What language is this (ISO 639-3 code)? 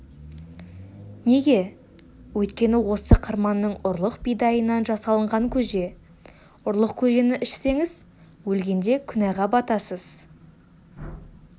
kaz